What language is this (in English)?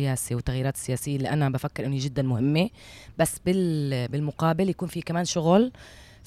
Arabic